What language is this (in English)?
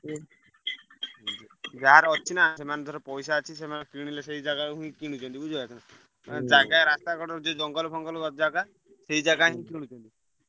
Odia